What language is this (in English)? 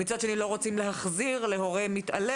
Hebrew